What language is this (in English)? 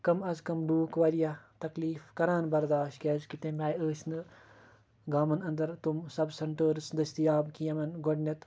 Kashmiri